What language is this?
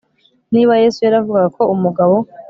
Kinyarwanda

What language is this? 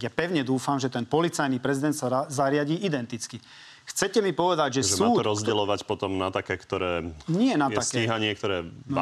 Slovak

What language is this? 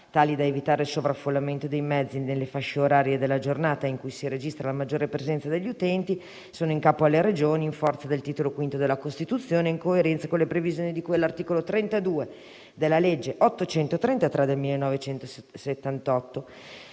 Italian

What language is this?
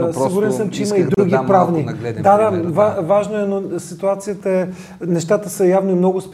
Bulgarian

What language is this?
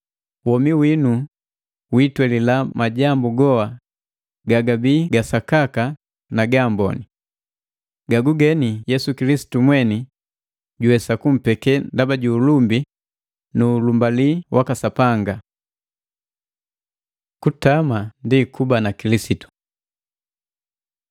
Matengo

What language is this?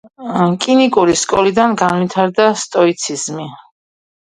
Georgian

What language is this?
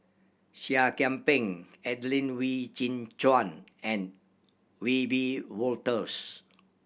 English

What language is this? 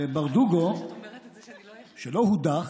Hebrew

